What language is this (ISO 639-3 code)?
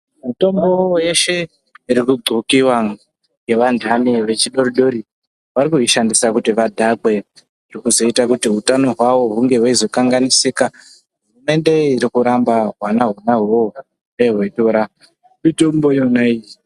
ndc